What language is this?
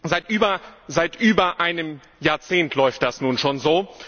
German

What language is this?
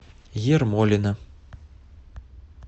Russian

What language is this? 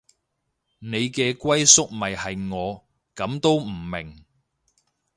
Cantonese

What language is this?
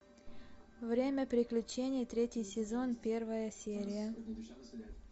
Russian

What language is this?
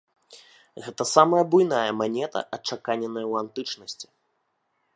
Belarusian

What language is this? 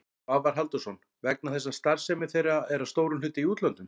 Icelandic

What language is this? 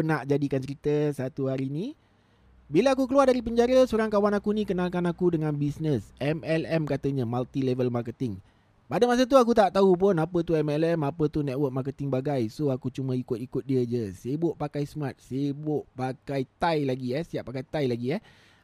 Malay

